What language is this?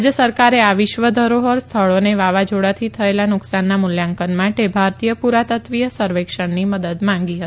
Gujarati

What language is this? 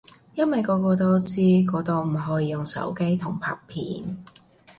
Cantonese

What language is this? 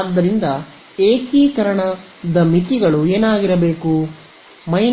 Kannada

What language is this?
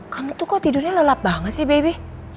Indonesian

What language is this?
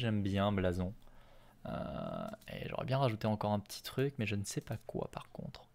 French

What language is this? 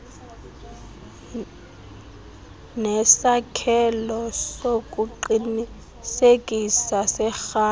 Xhosa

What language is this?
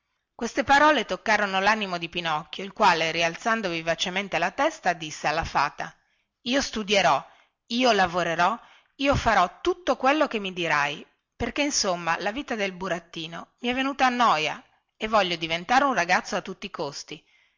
Italian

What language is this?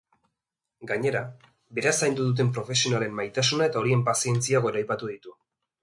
Basque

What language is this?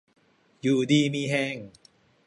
Thai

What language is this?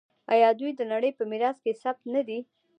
Pashto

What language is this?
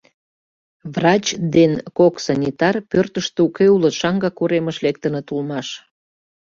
Mari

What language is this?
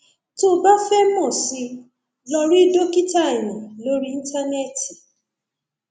Yoruba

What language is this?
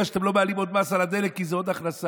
Hebrew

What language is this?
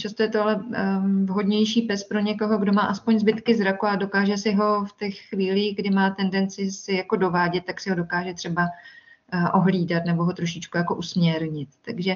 Czech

